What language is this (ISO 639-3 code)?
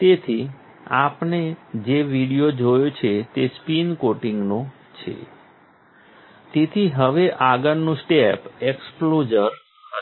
guj